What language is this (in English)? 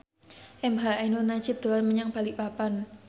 Javanese